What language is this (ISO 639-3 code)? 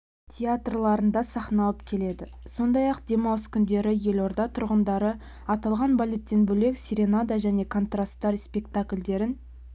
kaz